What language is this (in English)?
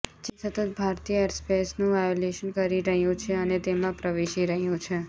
Gujarati